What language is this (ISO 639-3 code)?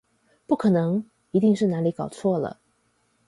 zho